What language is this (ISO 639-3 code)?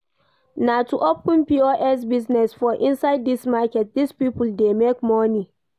pcm